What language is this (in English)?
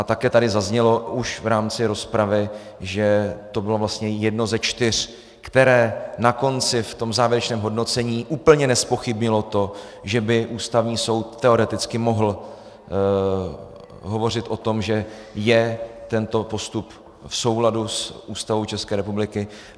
Czech